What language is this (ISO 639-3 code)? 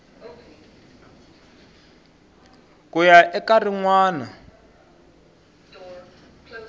tso